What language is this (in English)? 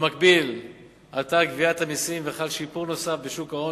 Hebrew